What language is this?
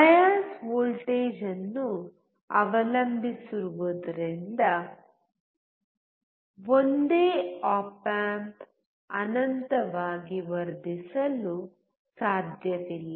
Kannada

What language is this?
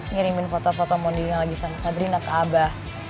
Indonesian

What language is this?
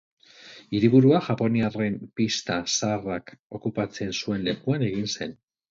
Basque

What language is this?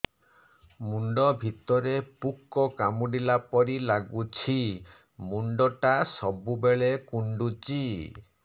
Odia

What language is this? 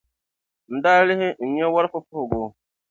Dagbani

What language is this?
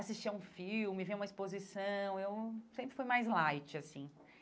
Portuguese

